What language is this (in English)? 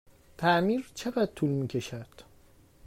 Persian